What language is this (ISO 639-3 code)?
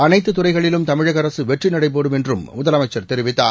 tam